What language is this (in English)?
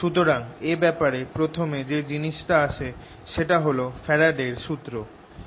Bangla